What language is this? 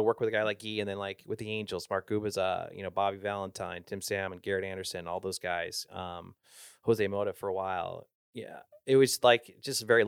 English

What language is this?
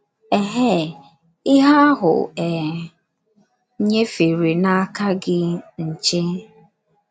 Igbo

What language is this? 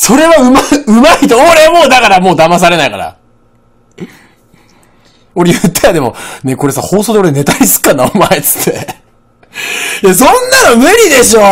Japanese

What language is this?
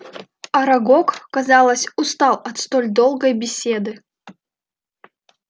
Russian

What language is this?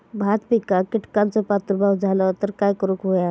Marathi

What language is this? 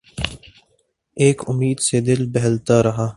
Urdu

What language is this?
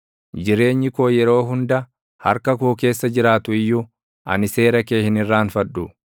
Oromo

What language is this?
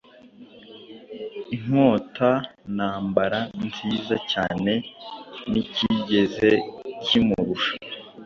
Kinyarwanda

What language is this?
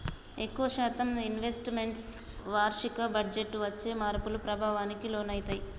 Telugu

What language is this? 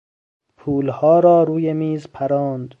Persian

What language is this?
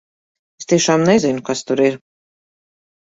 Latvian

